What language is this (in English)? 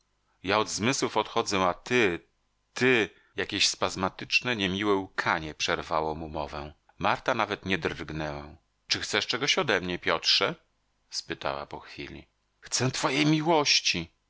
Polish